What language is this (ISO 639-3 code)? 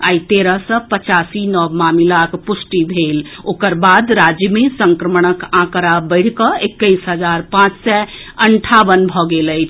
mai